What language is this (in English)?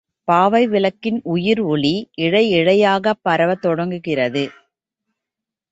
Tamil